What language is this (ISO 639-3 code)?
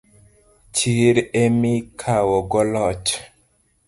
luo